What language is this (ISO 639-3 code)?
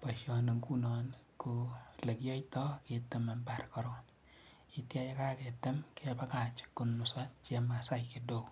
kln